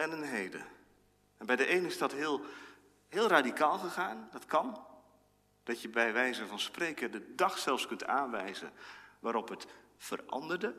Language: Dutch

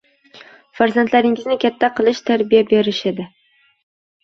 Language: Uzbek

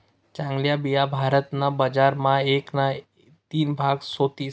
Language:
Marathi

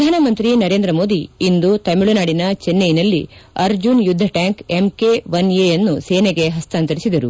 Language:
Kannada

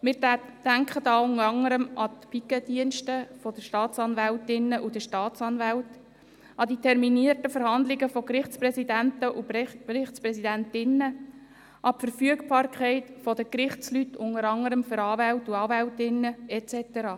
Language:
Swiss German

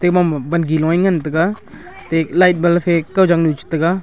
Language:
Wancho Naga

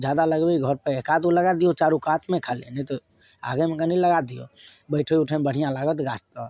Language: Maithili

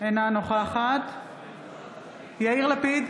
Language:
Hebrew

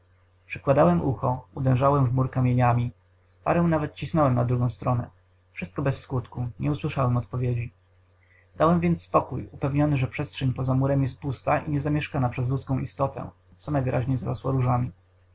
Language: Polish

